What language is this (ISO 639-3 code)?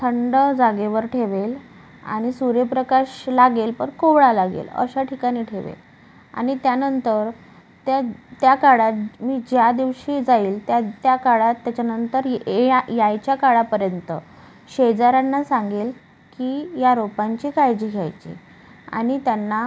mar